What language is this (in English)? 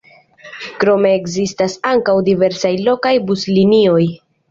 Esperanto